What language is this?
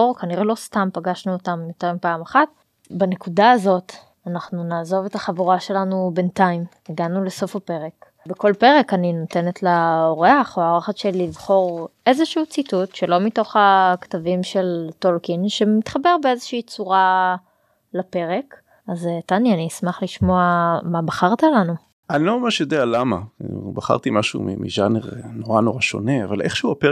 Hebrew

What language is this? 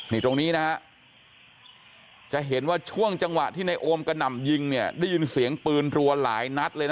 Thai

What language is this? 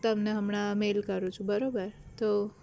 Gujarati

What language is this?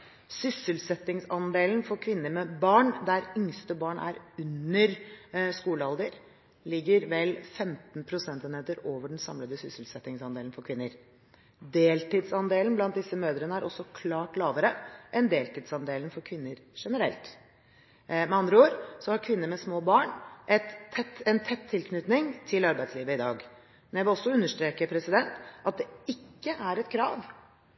Norwegian Bokmål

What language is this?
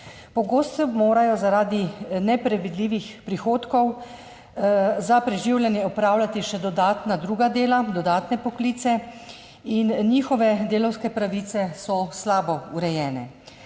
Slovenian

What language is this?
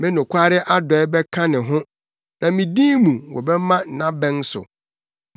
Akan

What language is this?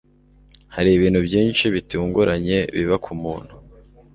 Kinyarwanda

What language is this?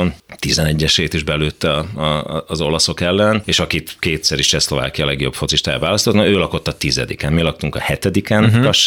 Hungarian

